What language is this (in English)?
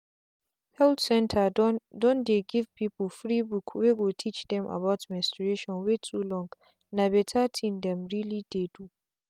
Nigerian Pidgin